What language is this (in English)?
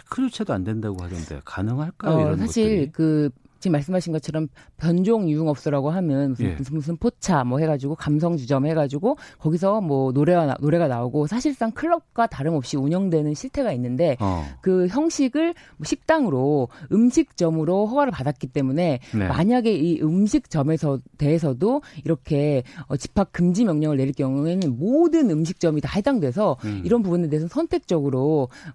Korean